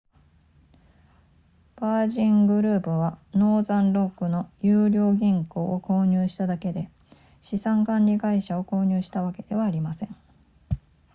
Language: Japanese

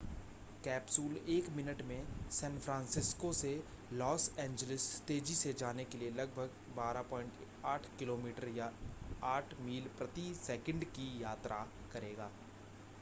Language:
Hindi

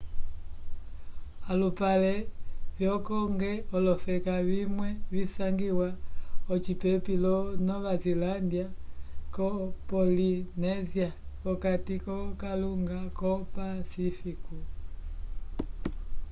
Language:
Umbundu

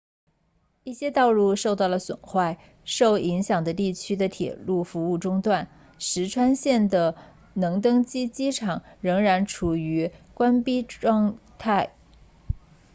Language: Chinese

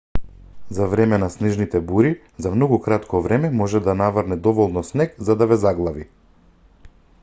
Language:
Macedonian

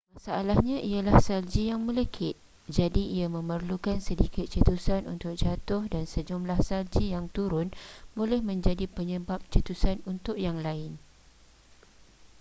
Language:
Malay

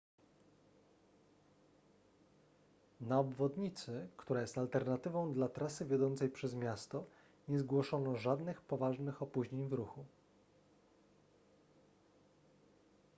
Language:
Polish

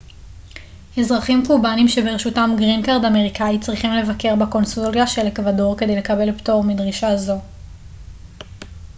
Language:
Hebrew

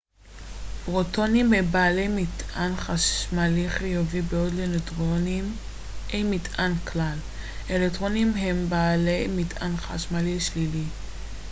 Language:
Hebrew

